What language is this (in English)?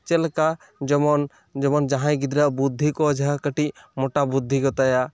Santali